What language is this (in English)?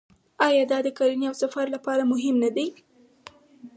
Pashto